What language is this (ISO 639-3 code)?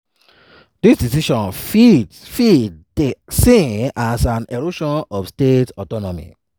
pcm